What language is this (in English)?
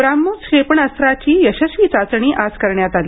Marathi